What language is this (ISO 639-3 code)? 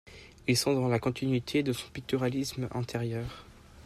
fra